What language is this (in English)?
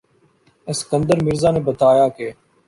Urdu